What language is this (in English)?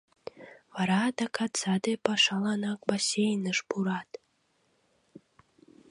Mari